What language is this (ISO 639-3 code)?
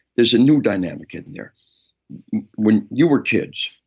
eng